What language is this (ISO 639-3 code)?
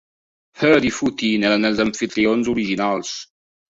cat